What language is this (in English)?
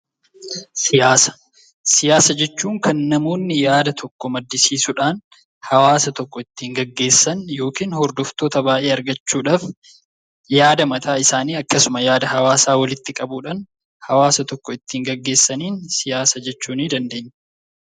Oromo